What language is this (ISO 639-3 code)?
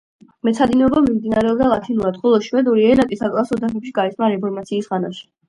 kat